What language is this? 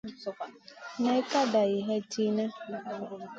Masana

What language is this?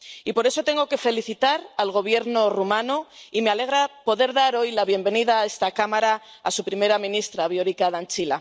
Spanish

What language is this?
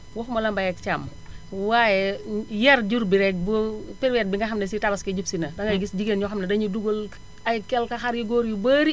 Wolof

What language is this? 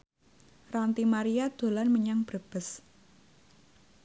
Javanese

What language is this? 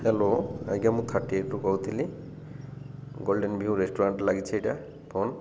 Odia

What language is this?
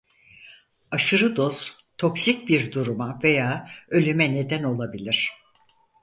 Turkish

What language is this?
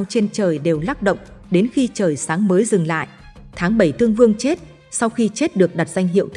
Vietnamese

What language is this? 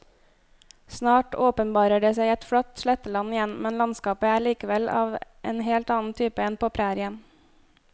Norwegian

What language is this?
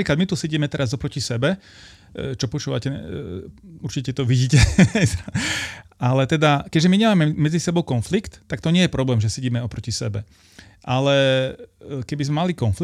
Slovak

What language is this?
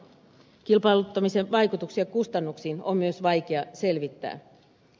Finnish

